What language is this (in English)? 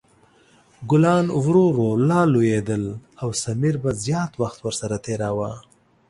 Pashto